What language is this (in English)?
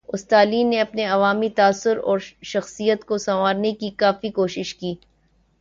Urdu